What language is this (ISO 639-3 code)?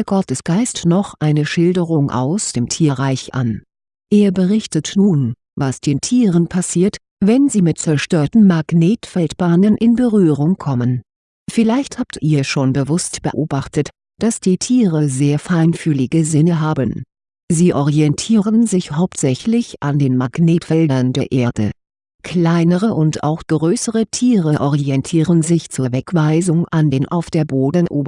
deu